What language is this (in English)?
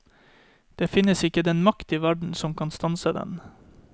Norwegian